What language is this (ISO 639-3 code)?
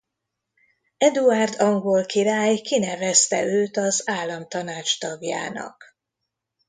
hun